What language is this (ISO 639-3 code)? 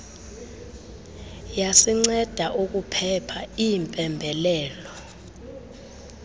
xho